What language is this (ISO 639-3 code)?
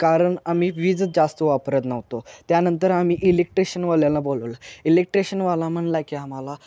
mar